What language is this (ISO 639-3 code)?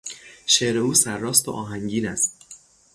fas